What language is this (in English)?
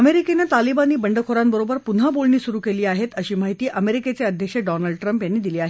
Marathi